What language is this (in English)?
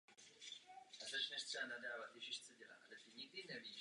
Czech